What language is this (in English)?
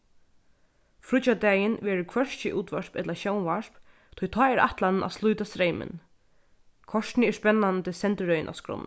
Faroese